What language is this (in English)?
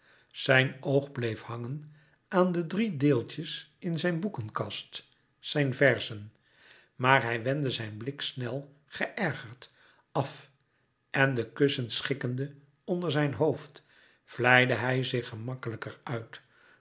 Dutch